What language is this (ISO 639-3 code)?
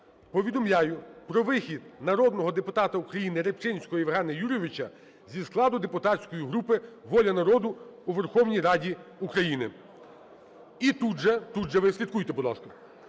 ukr